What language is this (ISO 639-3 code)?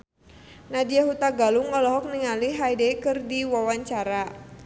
sun